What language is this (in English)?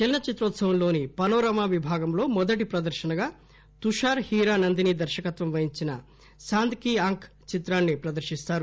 Telugu